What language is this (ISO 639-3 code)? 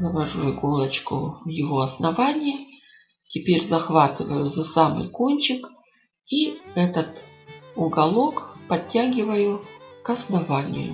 rus